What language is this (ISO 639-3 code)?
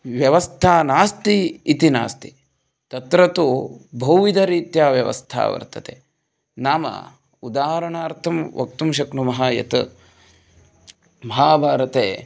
san